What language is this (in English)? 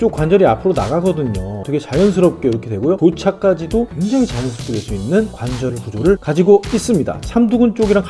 Korean